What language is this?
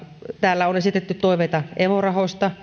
Finnish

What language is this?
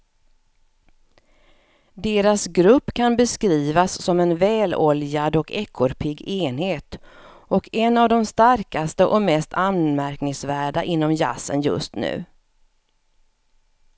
Swedish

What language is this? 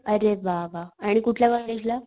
Marathi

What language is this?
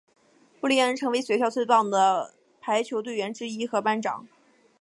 Chinese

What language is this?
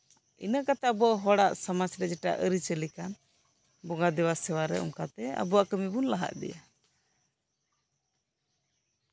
Santali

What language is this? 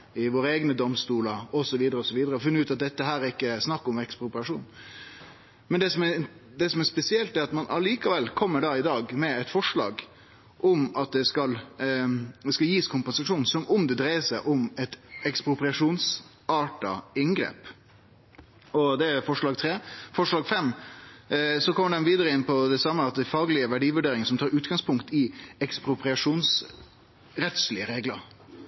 Norwegian Nynorsk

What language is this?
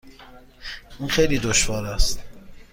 Persian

